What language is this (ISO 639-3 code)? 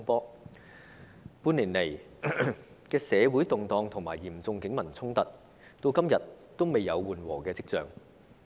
yue